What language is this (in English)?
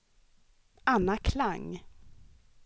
Swedish